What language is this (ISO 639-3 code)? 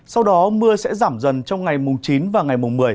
vie